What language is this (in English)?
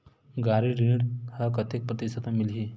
Chhattisgarhi